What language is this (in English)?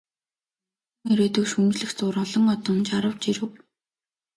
Mongolian